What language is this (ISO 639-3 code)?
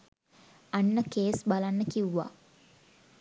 sin